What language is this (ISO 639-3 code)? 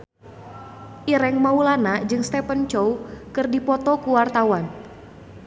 sun